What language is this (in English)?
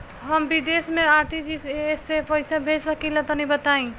Bhojpuri